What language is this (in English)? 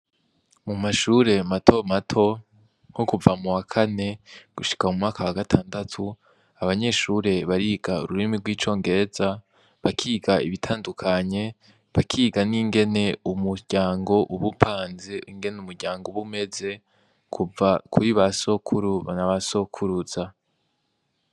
Rundi